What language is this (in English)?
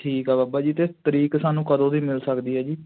Punjabi